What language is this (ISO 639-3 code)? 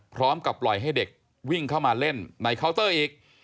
tha